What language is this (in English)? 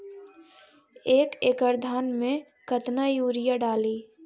Magahi